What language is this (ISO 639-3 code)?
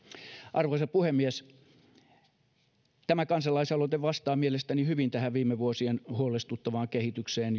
fin